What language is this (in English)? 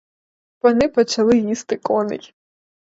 Ukrainian